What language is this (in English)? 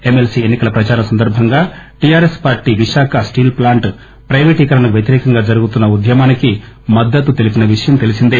Telugu